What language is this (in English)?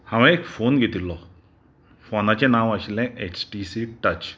Konkani